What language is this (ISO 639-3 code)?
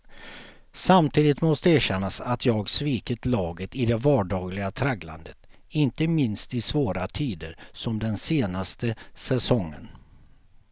swe